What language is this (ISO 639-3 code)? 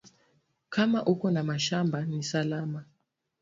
swa